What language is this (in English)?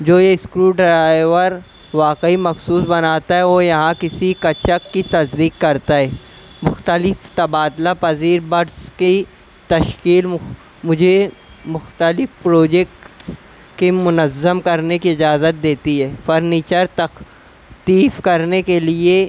Urdu